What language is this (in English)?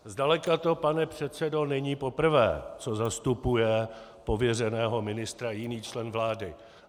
Czech